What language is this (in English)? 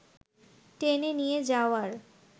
Bangla